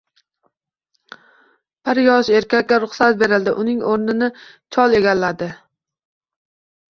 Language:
Uzbek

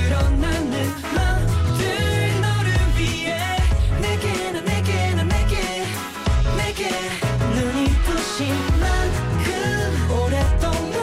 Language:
Korean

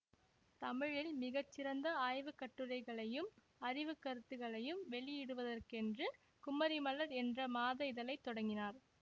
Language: Tamil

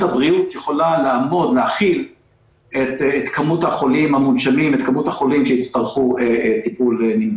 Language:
Hebrew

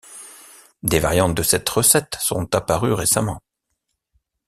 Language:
French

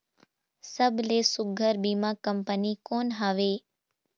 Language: Chhattisgarhi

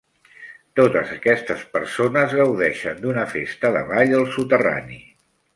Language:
Catalan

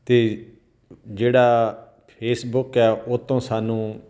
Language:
Punjabi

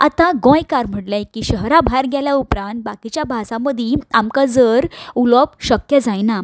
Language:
Konkani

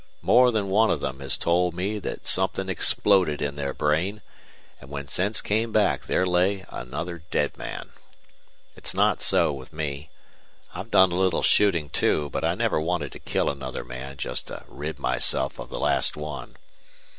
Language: English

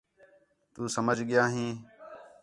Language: Khetrani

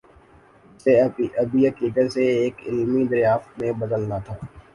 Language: Urdu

